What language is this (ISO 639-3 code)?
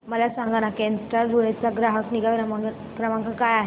mar